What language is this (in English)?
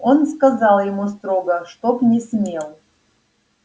Russian